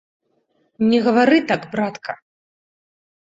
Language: Belarusian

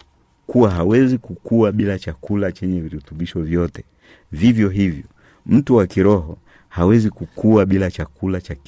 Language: Swahili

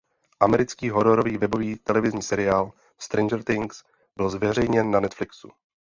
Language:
Czech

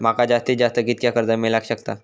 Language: Marathi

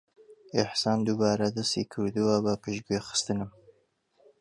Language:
Central Kurdish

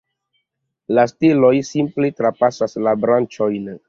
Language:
Esperanto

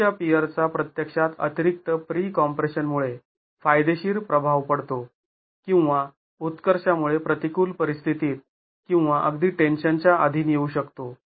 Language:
Marathi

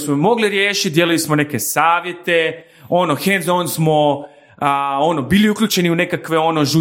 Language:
Croatian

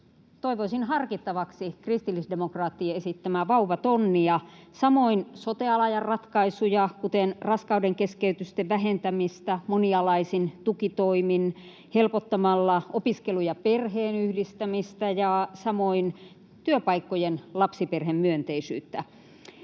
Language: Finnish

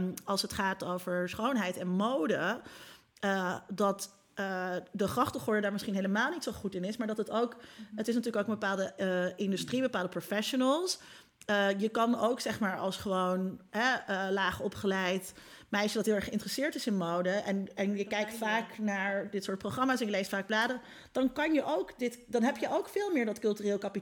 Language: Dutch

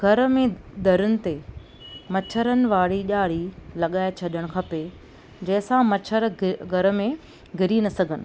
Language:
Sindhi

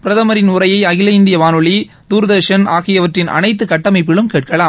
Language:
Tamil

